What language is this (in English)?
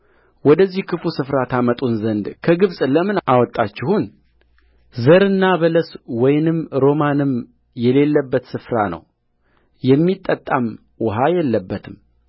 Amharic